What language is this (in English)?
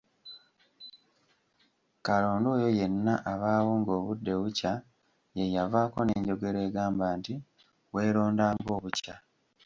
Ganda